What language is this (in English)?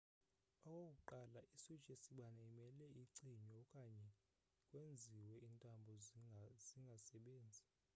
Xhosa